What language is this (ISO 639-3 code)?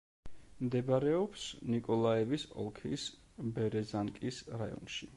kat